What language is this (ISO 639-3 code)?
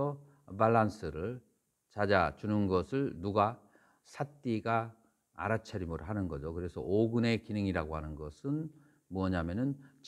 kor